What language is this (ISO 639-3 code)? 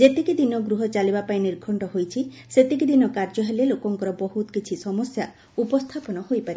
ori